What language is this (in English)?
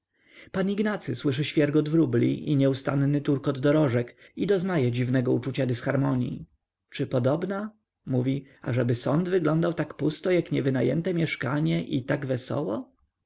Polish